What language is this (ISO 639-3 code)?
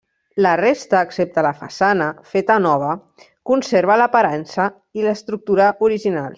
cat